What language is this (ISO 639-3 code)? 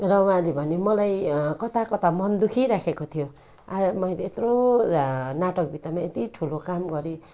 nep